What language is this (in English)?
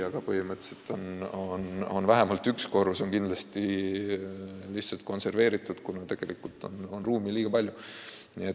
Estonian